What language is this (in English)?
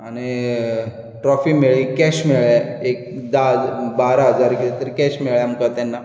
Konkani